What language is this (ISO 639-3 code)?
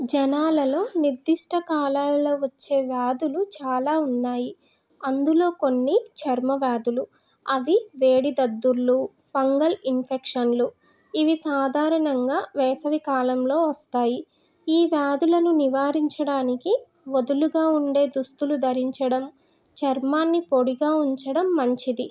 tel